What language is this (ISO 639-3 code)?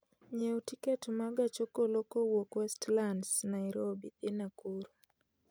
luo